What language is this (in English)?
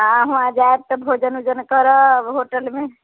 Maithili